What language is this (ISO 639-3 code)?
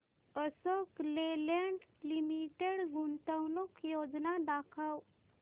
mar